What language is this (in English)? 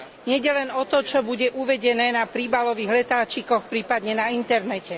Slovak